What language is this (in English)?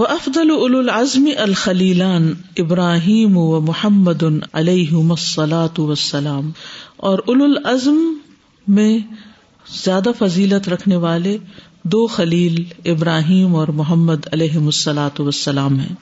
Urdu